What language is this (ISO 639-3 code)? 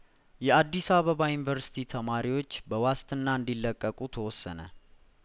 amh